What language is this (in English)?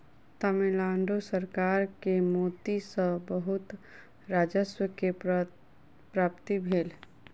Maithili